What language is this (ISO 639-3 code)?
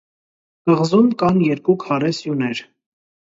hye